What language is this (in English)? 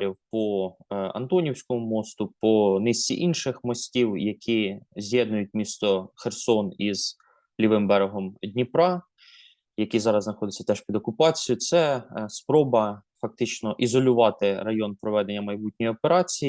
Ukrainian